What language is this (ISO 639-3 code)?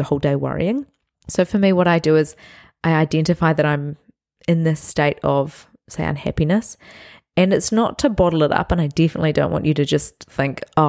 eng